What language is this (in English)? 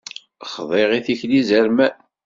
Kabyle